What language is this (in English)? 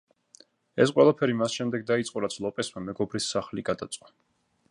Georgian